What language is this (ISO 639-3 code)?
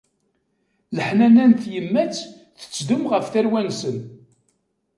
kab